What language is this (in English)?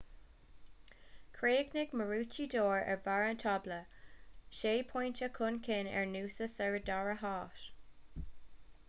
Irish